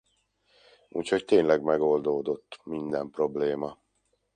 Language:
Hungarian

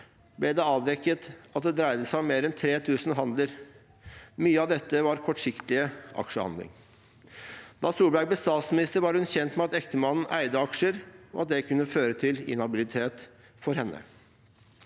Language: Norwegian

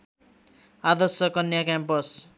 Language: Nepali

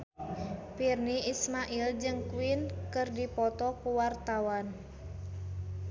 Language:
Sundanese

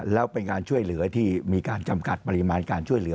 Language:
Thai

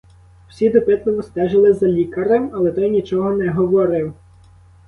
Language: Ukrainian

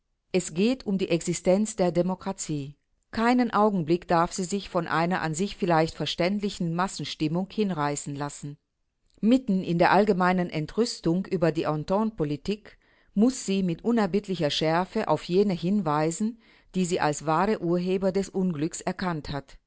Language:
German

